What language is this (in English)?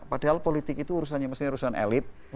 Indonesian